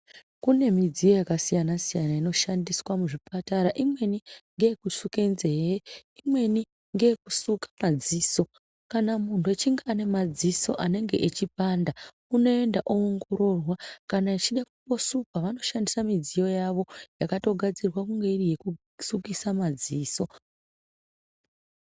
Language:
Ndau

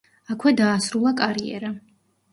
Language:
Georgian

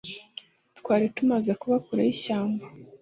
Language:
Kinyarwanda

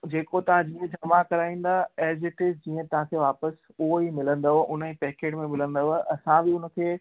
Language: Sindhi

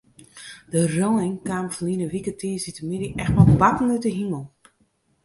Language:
Western Frisian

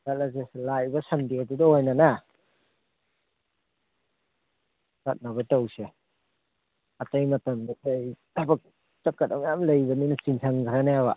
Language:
Manipuri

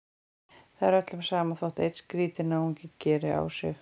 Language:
Icelandic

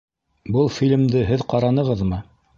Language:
Bashkir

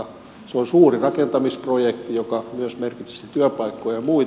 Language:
Finnish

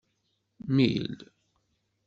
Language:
Kabyle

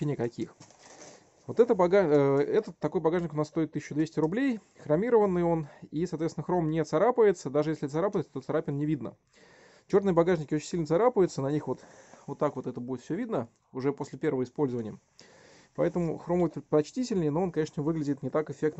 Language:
Russian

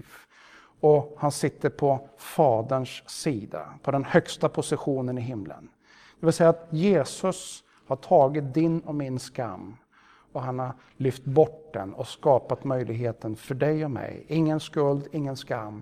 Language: Swedish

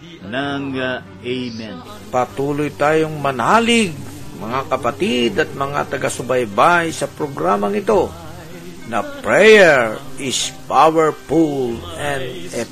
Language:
Filipino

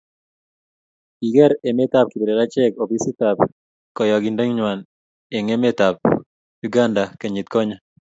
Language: Kalenjin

